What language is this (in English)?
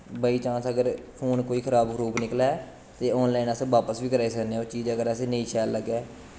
Dogri